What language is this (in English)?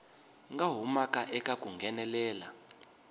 Tsonga